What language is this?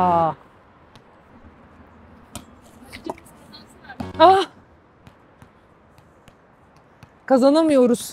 Turkish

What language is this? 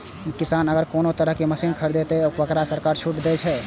Maithili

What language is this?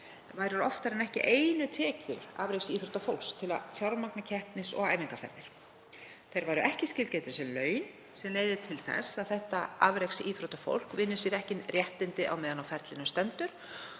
Icelandic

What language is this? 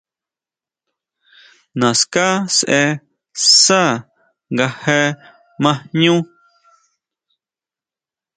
Huautla Mazatec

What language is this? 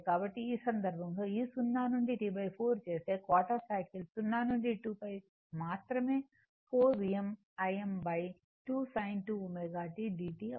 Telugu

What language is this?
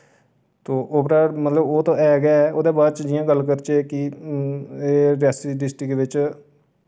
Dogri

